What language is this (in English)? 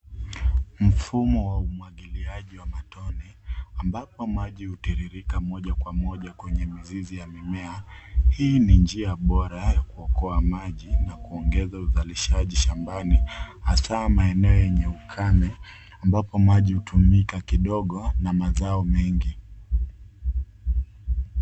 Swahili